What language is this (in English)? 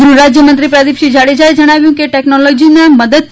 Gujarati